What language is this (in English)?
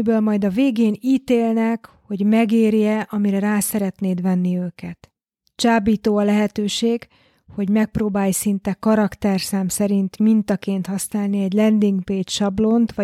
Hungarian